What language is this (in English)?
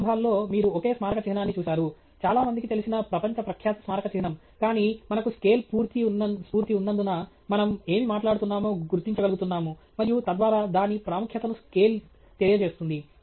Telugu